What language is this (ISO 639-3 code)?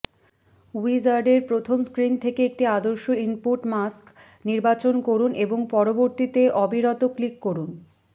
ben